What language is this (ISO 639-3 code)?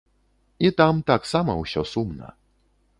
bel